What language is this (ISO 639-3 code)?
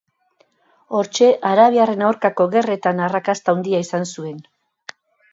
eus